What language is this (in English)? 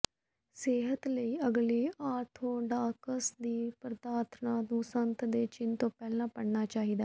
Punjabi